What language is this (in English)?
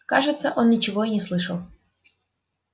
Russian